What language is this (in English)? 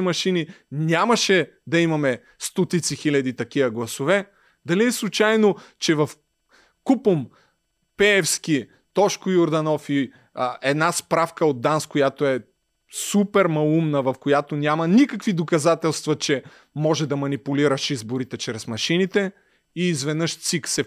Bulgarian